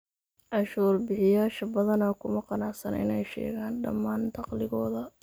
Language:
Somali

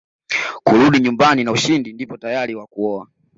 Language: Swahili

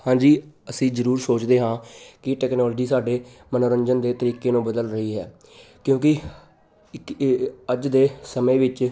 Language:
Punjabi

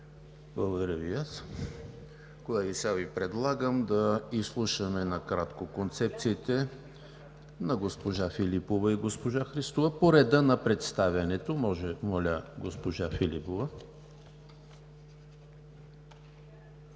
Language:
Bulgarian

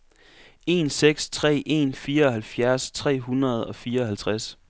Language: Danish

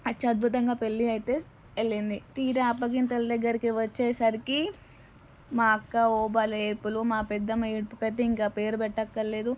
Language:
Telugu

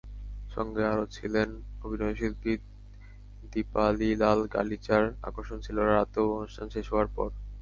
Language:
Bangla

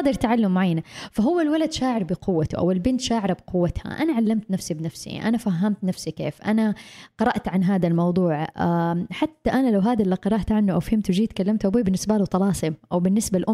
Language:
Arabic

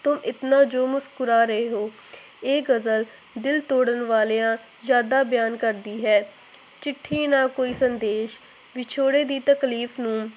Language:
Punjabi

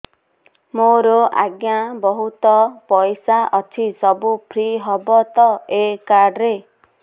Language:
Odia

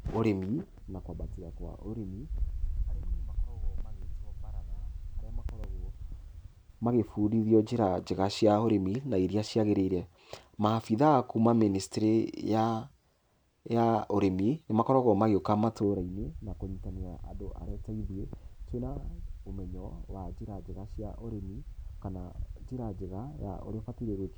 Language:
Kikuyu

